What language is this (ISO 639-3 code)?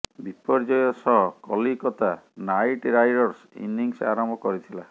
ori